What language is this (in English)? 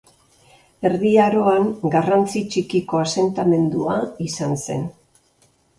Basque